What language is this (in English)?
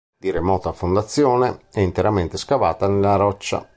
Italian